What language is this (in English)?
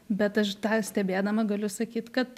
Lithuanian